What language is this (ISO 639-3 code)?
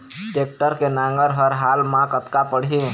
hne